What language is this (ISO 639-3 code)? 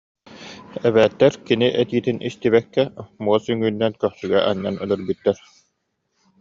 sah